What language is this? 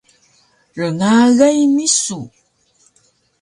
Taroko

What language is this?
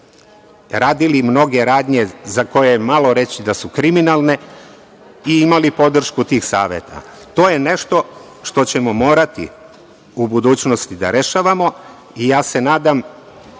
Serbian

